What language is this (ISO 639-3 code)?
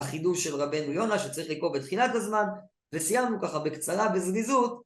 heb